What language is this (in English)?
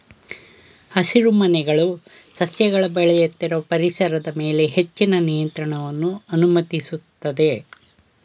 Kannada